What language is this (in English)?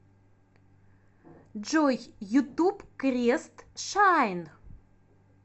Russian